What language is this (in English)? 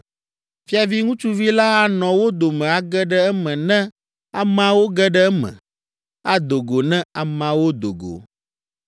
Ewe